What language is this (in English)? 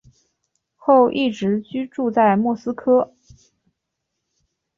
Chinese